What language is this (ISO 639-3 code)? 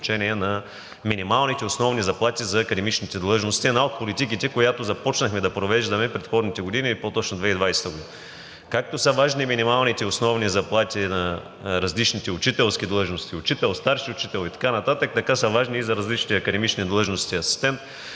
bul